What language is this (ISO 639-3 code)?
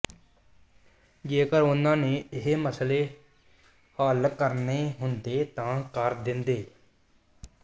pan